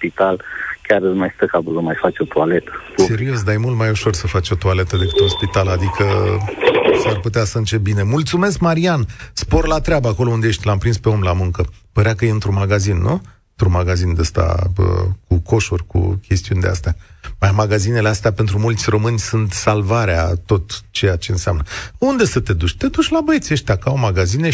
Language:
Romanian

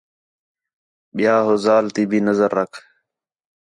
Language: Khetrani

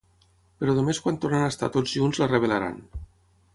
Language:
Catalan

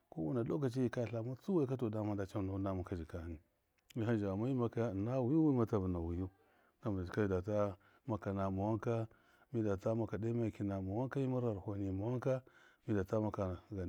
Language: Miya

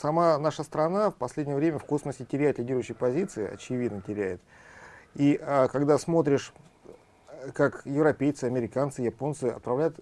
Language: Russian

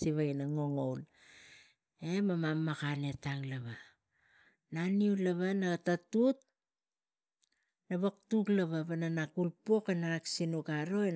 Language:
Tigak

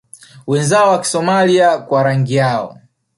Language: Swahili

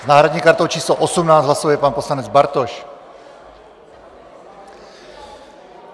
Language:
Czech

